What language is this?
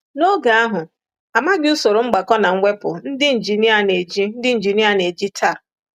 Igbo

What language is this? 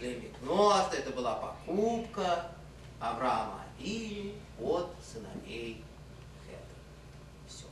Russian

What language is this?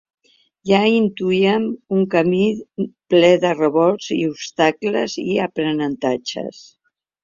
Catalan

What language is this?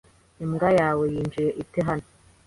Kinyarwanda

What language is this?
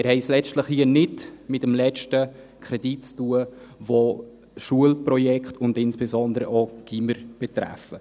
Swiss German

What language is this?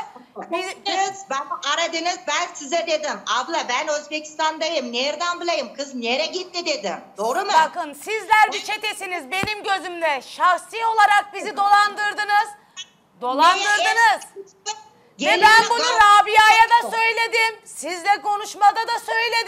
Turkish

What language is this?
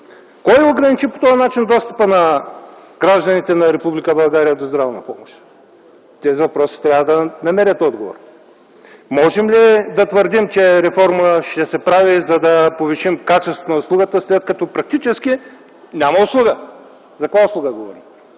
Bulgarian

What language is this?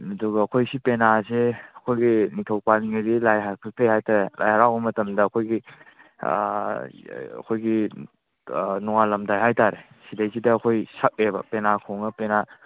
Manipuri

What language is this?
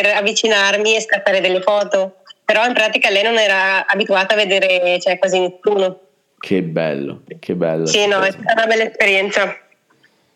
Italian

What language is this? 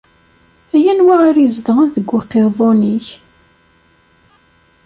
Kabyle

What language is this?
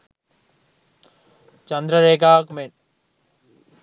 Sinhala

